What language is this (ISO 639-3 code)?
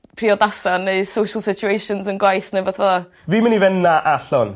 cym